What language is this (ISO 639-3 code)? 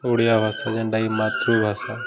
ori